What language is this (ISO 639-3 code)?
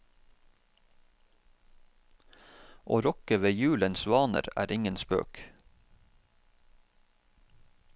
nor